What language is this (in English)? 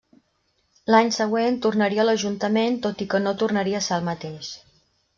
Catalan